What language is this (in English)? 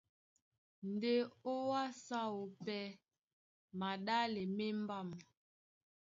Duala